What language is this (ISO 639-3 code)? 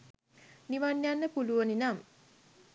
sin